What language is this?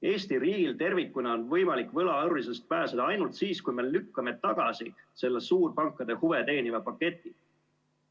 Estonian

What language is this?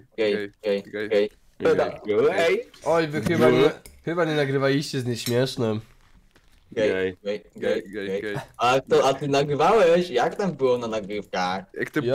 Polish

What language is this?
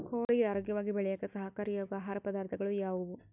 Kannada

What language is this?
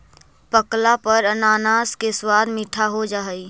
Magahi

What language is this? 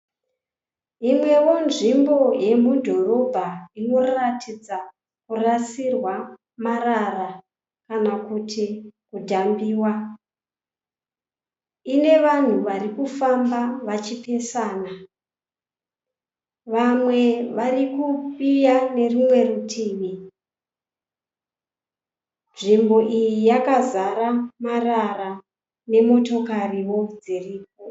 Shona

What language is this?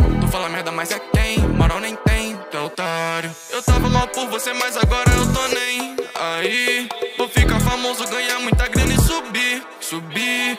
Portuguese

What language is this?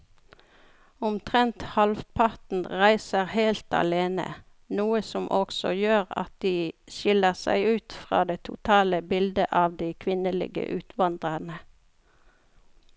Norwegian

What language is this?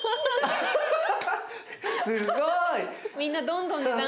Japanese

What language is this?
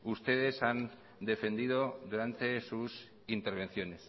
Spanish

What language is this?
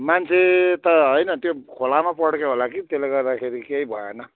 Nepali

